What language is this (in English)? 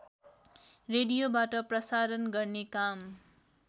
Nepali